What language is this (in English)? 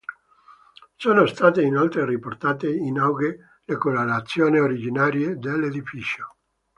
Italian